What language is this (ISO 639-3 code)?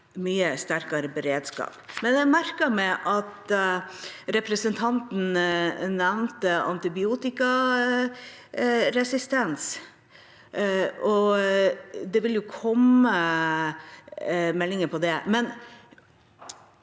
nor